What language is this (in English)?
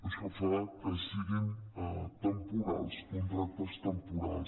Catalan